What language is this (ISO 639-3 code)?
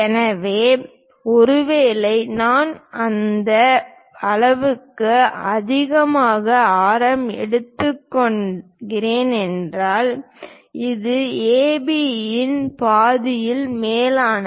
tam